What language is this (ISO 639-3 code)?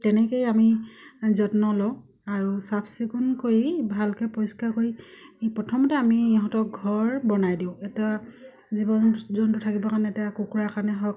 asm